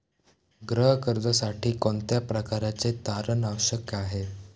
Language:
Marathi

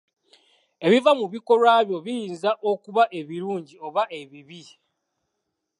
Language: Ganda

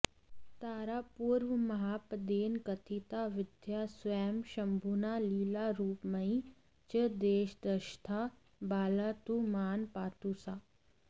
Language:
Sanskrit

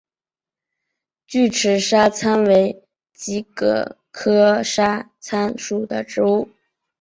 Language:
Chinese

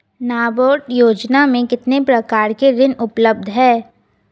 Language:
Hindi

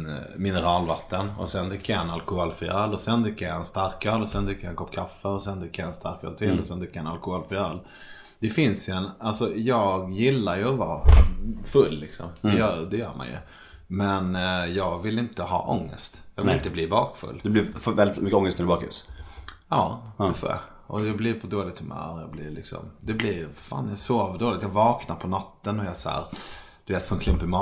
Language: Swedish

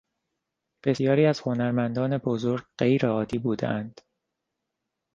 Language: Persian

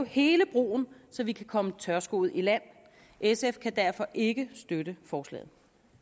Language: Danish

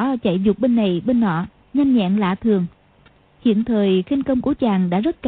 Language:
Vietnamese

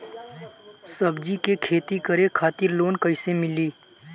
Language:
Bhojpuri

